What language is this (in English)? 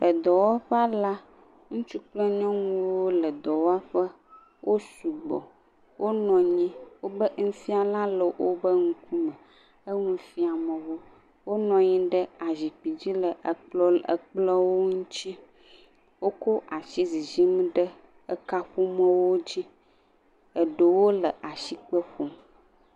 Ewe